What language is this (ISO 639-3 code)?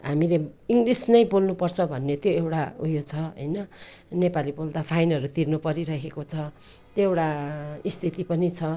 nep